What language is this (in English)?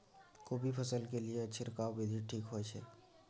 Maithili